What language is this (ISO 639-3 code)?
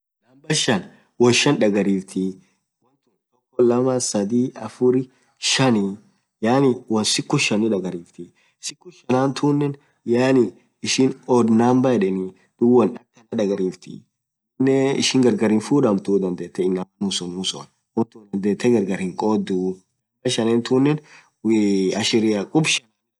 orc